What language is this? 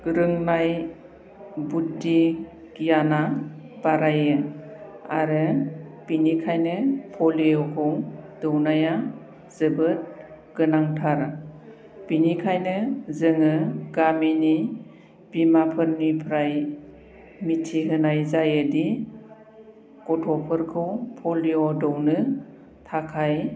Bodo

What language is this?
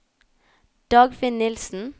Norwegian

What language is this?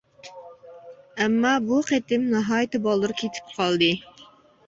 Uyghur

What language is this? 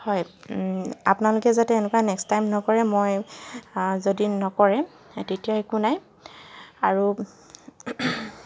Assamese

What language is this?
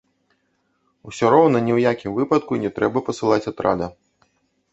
Belarusian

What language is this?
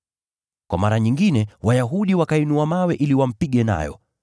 Swahili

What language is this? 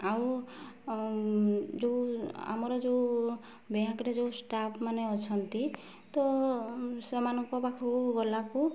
Odia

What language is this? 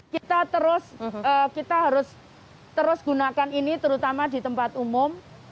Indonesian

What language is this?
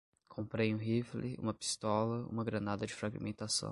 Portuguese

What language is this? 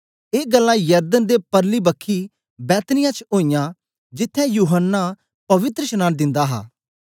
Dogri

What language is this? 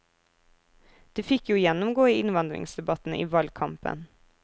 Norwegian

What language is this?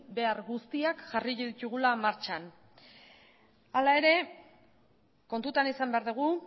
Basque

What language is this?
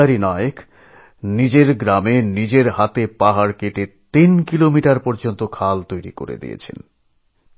Bangla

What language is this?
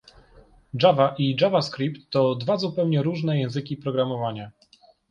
Polish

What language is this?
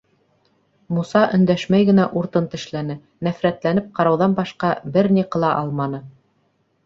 Bashkir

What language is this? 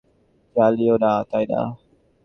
Bangla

